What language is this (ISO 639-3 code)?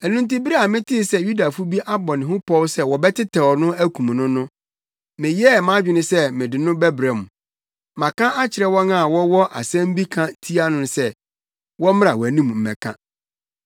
aka